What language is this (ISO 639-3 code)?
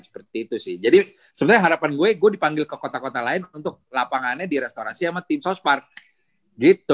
ind